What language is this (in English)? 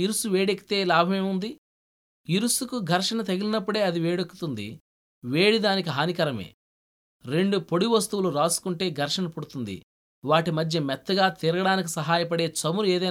Telugu